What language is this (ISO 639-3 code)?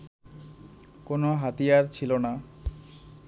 ben